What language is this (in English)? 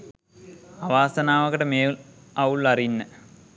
Sinhala